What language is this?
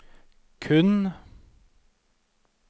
Norwegian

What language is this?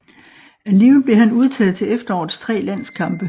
Danish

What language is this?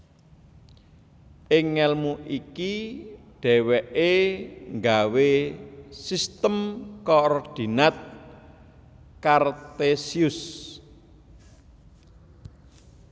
Javanese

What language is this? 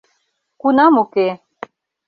Mari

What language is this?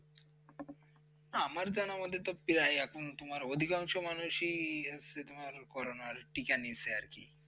Bangla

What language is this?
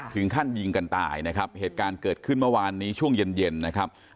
Thai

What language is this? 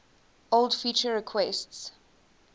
English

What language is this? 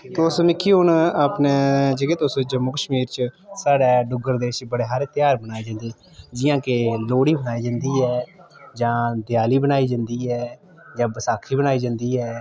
Dogri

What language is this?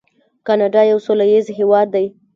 Pashto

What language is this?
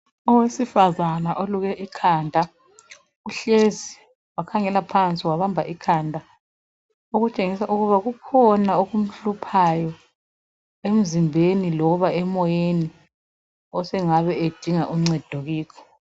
North Ndebele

